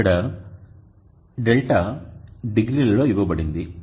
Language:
Telugu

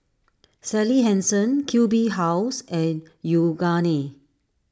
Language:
English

